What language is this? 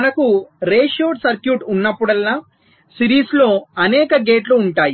Telugu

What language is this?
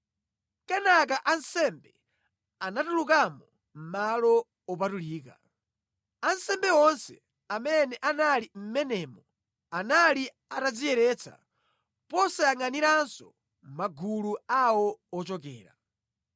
Nyanja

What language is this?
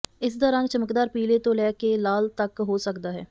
Punjabi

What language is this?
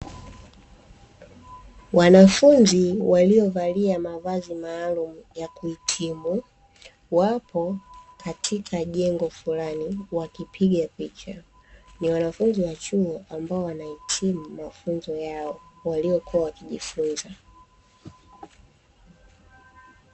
Swahili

